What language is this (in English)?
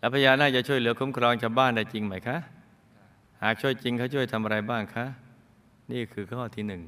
Thai